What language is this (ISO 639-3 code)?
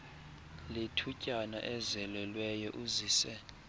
xho